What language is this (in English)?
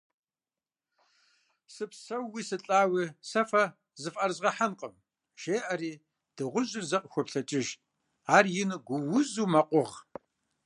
Kabardian